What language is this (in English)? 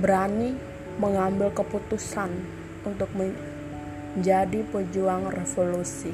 Indonesian